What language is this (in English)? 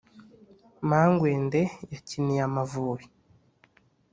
Kinyarwanda